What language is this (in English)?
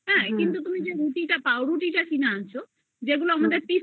Bangla